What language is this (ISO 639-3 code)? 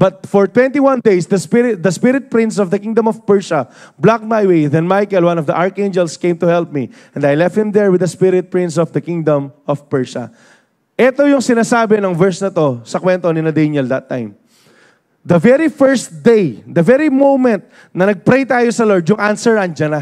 fil